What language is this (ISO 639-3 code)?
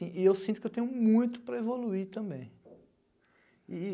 por